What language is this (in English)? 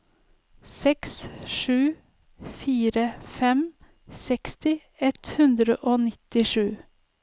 Norwegian